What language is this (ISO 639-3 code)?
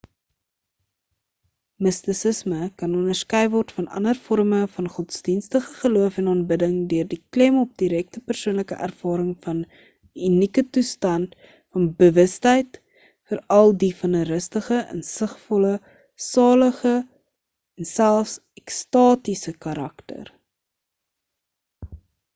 afr